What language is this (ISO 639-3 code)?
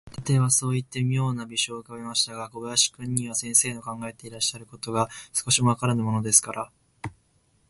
jpn